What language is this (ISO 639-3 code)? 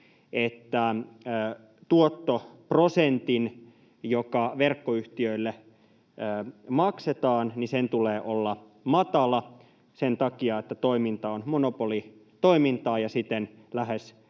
fin